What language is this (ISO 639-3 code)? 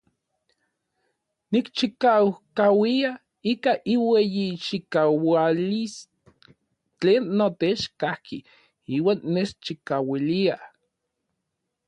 nlv